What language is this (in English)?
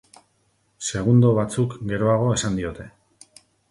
Basque